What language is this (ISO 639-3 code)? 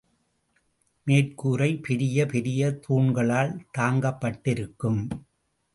tam